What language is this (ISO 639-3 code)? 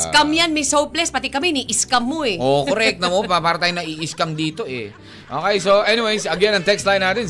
fil